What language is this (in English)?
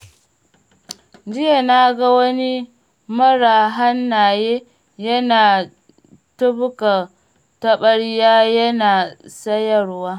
Hausa